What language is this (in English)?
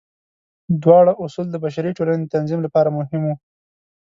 Pashto